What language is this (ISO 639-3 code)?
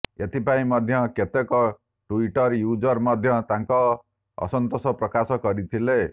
ori